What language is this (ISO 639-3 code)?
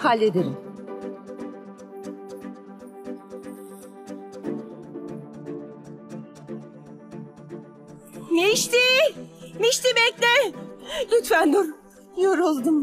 tur